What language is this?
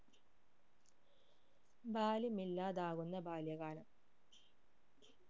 Malayalam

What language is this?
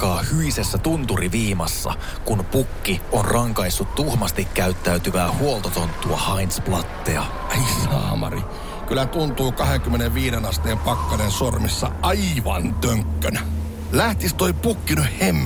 Finnish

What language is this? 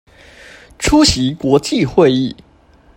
Chinese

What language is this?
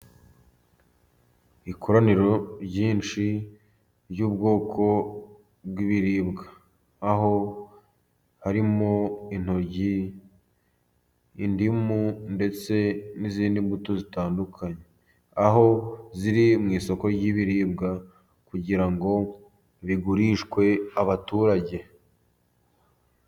Kinyarwanda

